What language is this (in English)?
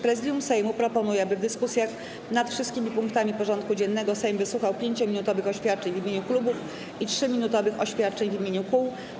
Polish